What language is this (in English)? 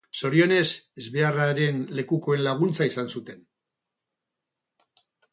Basque